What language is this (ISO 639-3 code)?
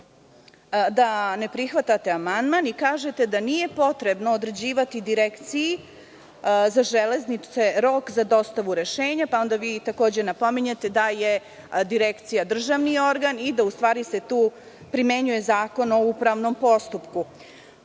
srp